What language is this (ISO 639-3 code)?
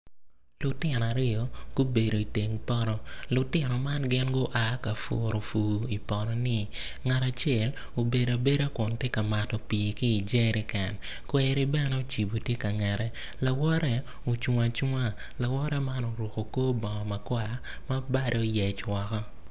ach